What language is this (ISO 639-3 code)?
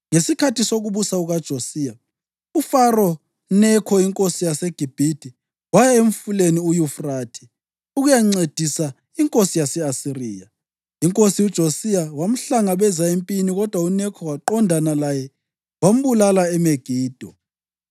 nde